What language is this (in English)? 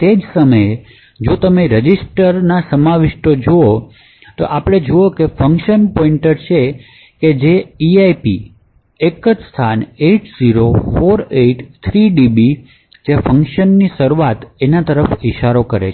Gujarati